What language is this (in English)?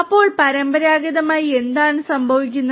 Malayalam